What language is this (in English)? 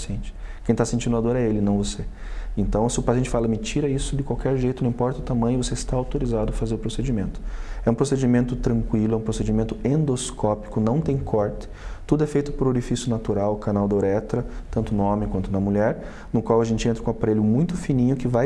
Portuguese